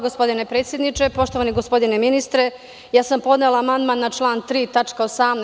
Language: Serbian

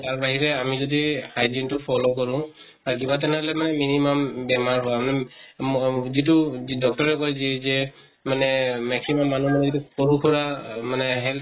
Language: Assamese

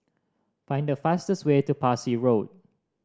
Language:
English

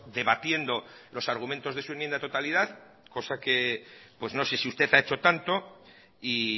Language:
Spanish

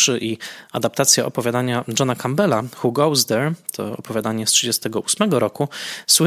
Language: Polish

